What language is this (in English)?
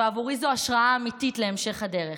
Hebrew